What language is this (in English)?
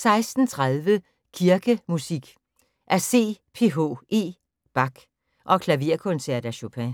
Danish